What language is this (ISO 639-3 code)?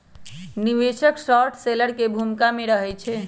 mag